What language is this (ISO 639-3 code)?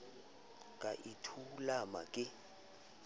sot